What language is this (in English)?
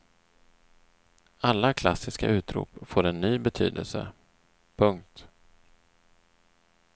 Swedish